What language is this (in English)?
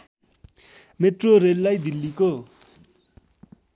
Nepali